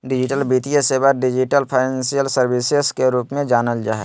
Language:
Magahi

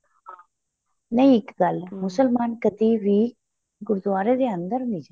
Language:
Punjabi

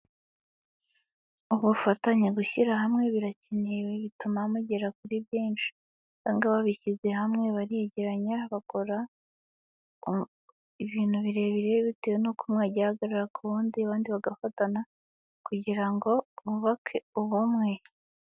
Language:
Kinyarwanda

